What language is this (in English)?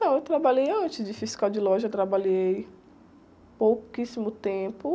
Portuguese